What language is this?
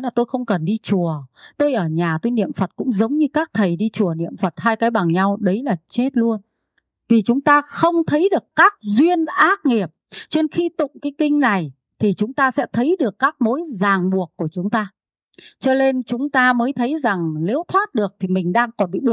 Vietnamese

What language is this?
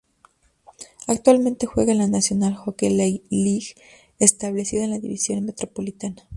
Spanish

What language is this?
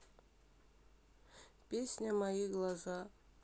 Russian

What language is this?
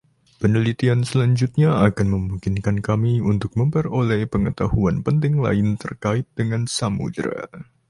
Indonesian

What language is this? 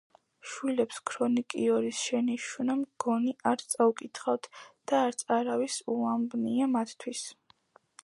Georgian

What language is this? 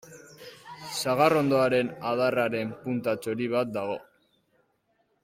Basque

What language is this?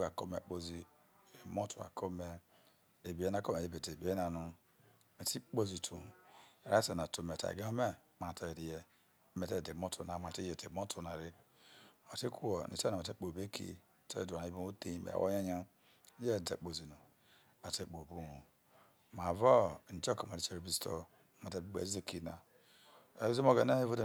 Isoko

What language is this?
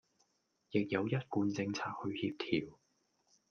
Cantonese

